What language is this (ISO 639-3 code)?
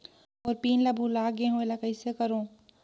hne